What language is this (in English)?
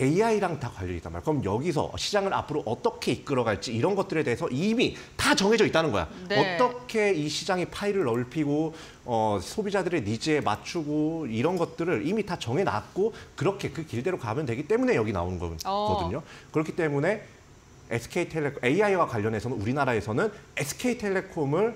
Korean